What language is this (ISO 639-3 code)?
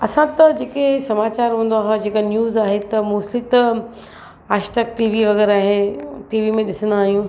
snd